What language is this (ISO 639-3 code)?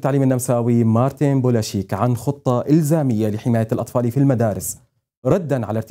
ara